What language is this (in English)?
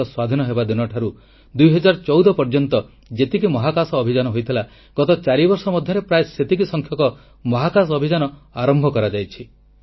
Odia